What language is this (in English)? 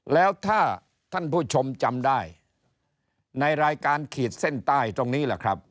Thai